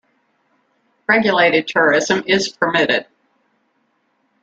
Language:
English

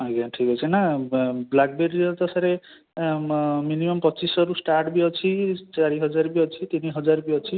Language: Odia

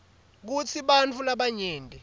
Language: Swati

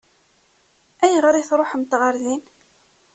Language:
Kabyle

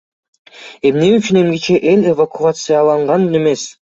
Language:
Kyrgyz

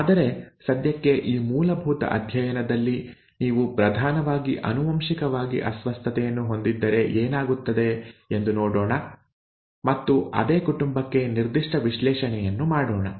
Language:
Kannada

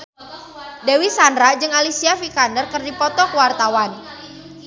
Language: Sundanese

